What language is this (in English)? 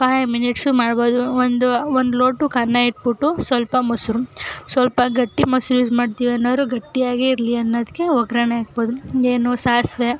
Kannada